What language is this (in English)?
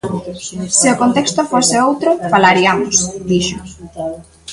Galician